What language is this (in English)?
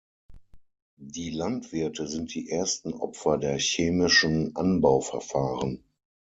German